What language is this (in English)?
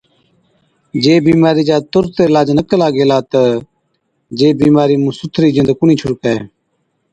Od